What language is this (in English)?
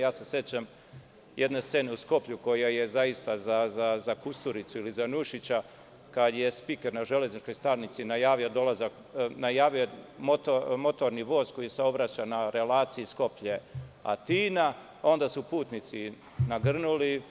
Serbian